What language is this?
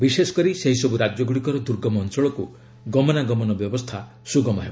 Odia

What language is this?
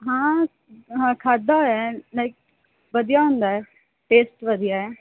Punjabi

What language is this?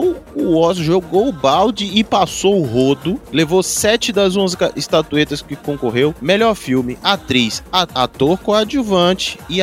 Portuguese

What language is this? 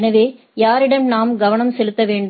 Tamil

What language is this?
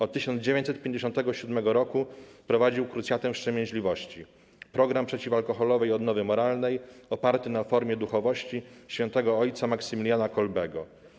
Polish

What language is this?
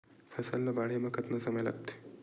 Chhattisgarhi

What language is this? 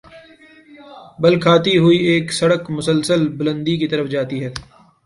Urdu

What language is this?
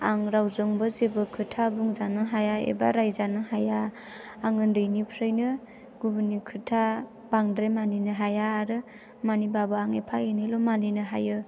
Bodo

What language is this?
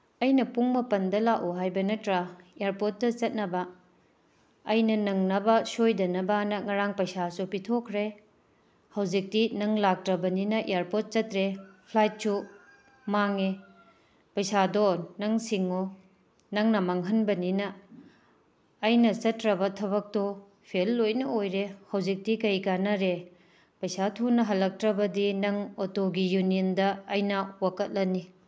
Manipuri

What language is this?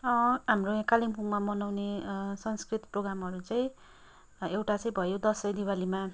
Nepali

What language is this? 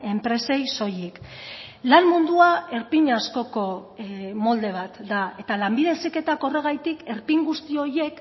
Basque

